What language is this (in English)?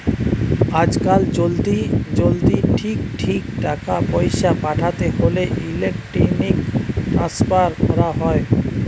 Bangla